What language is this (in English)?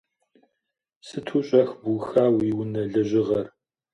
Kabardian